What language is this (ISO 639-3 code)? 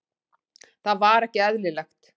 isl